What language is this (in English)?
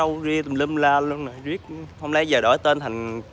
Vietnamese